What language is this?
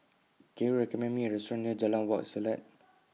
English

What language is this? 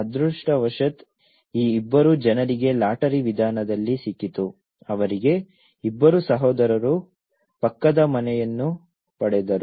Kannada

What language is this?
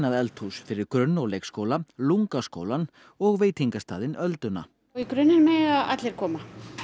Icelandic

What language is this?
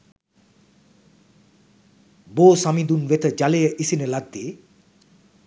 Sinhala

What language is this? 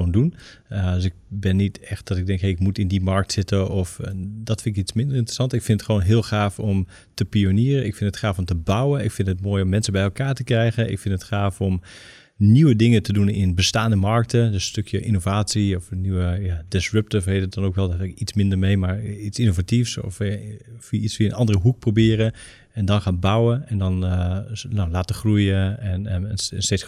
Dutch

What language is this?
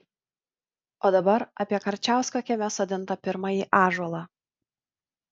Lithuanian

